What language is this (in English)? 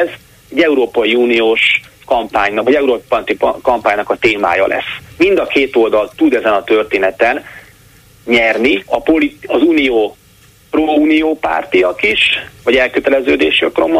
Hungarian